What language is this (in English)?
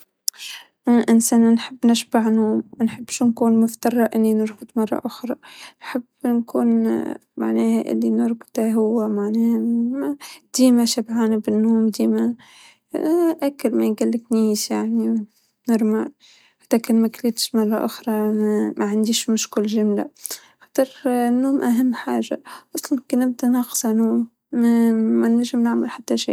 Tunisian Arabic